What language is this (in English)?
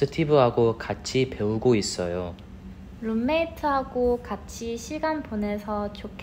Korean